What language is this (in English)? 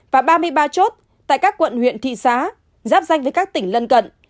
Vietnamese